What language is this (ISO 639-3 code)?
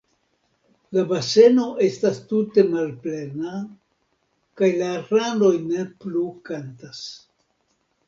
epo